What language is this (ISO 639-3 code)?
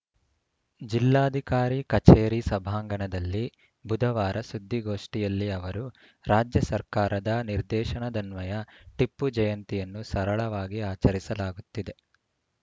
kan